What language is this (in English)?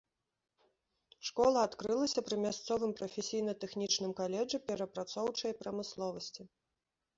Belarusian